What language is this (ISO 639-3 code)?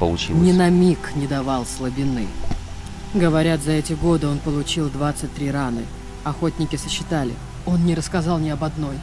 rus